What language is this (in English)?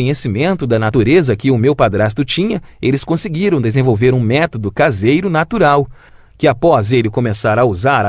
Portuguese